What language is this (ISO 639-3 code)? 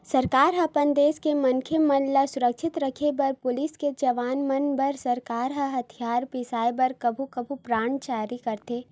hne